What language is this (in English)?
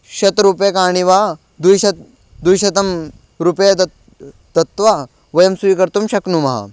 Sanskrit